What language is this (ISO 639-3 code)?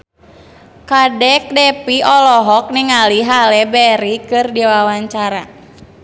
sun